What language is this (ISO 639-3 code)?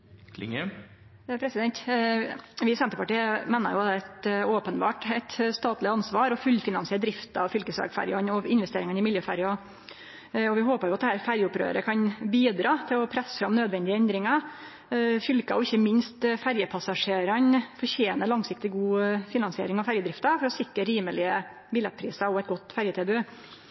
nno